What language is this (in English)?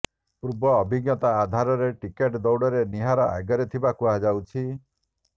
Odia